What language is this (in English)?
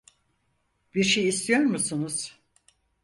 Turkish